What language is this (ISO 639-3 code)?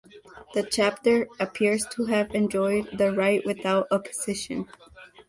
eng